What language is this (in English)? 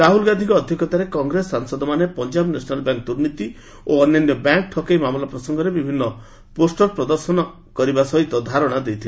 Odia